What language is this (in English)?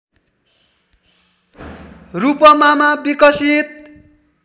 Nepali